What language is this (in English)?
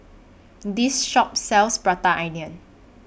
English